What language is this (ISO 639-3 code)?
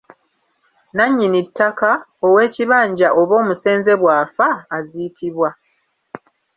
lug